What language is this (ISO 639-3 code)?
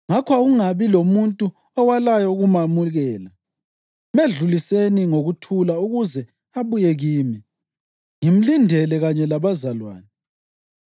nde